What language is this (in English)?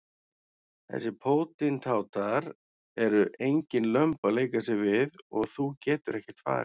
Icelandic